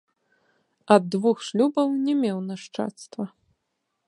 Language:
Belarusian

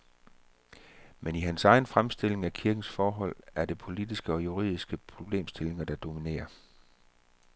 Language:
Danish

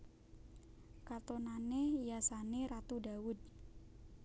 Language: Javanese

